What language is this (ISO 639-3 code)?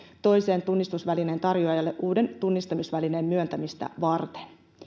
fin